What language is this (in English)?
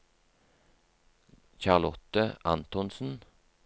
Norwegian